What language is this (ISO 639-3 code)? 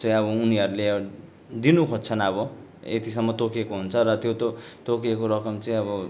nep